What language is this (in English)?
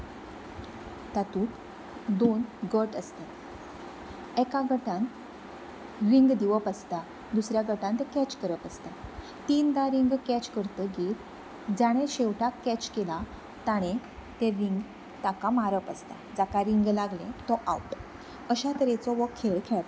Konkani